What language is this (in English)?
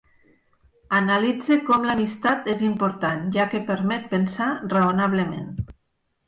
Catalan